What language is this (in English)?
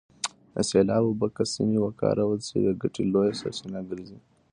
Pashto